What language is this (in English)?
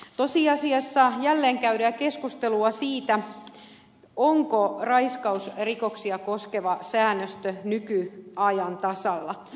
Finnish